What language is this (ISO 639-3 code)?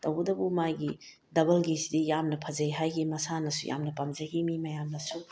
mni